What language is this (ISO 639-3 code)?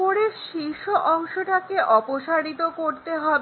ben